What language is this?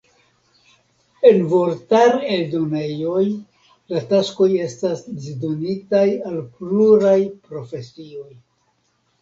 Esperanto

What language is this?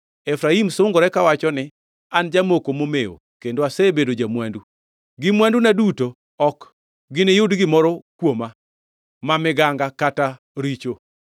Luo (Kenya and Tanzania)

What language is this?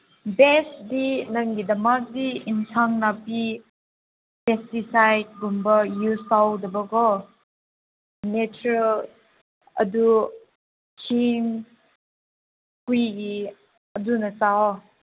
Manipuri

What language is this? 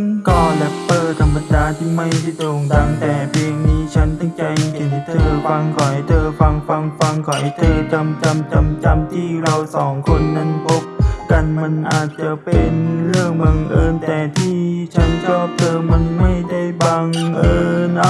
Thai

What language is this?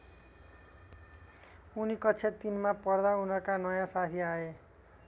Nepali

